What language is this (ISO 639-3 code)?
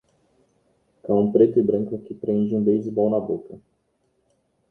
por